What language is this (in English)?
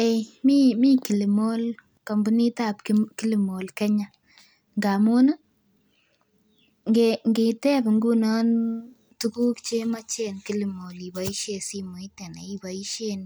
Kalenjin